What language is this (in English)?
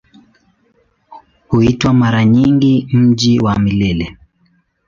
Swahili